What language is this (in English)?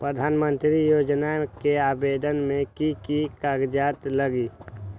Magahi